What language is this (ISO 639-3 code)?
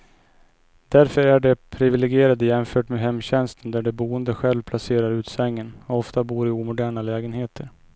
swe